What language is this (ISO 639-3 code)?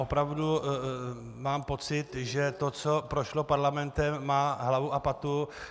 ces